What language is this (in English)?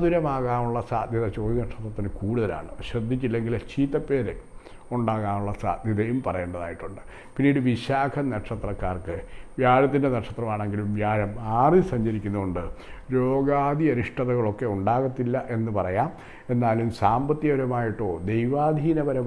Italian